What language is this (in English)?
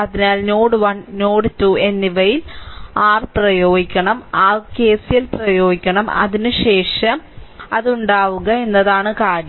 Malayalam